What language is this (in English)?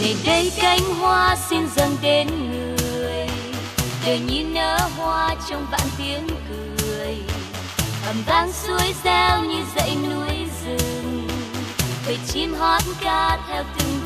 Vietnamese